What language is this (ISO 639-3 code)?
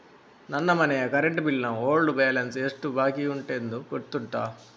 kan